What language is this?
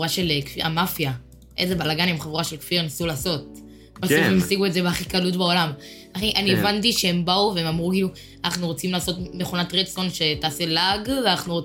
Hebrew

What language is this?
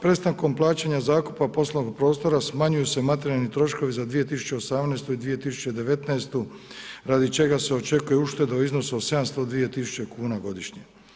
Croatian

